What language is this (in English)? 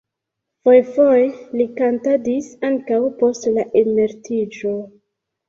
Esperanto